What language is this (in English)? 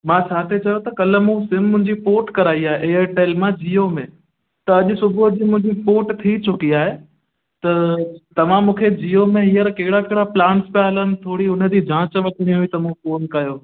Sindhi